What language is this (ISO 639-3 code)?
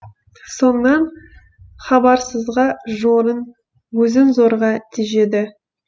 kaz